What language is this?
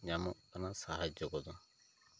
Santali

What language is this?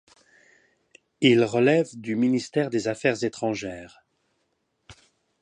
French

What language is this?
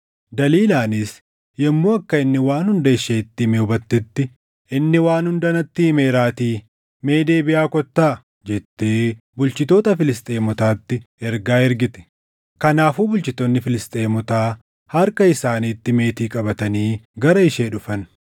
Oromo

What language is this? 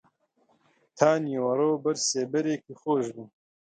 Central Kurdish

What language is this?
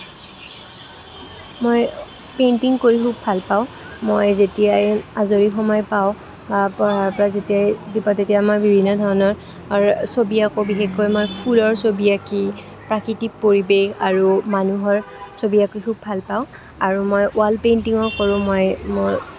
Assamese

